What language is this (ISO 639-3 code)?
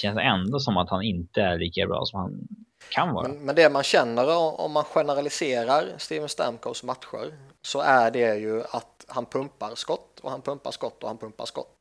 swe